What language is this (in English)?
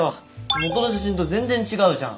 Japanese